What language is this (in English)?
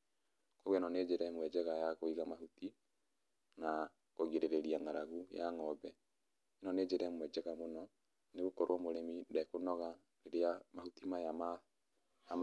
Kikuyu